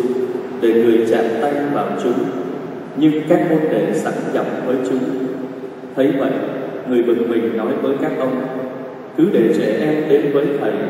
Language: Vietnamese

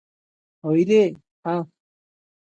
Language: Odia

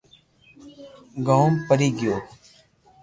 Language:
Loarki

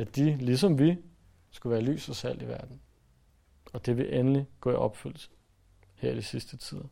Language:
Danish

